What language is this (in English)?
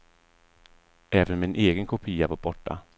Swedish